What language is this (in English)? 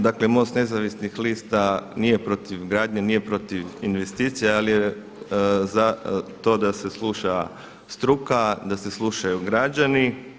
Croatian